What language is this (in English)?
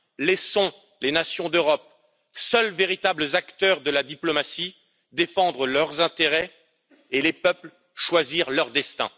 French